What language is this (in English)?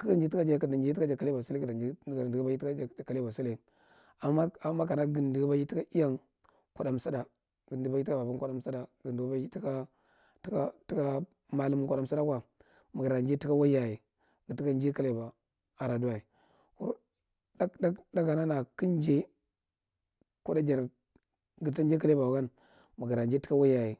Marghi Central